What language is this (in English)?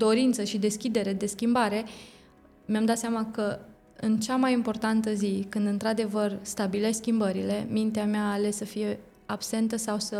Romanian